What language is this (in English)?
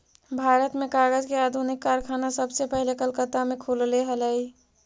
Magahi